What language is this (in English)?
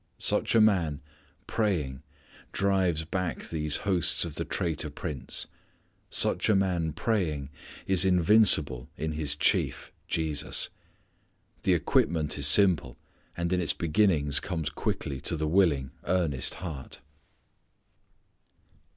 English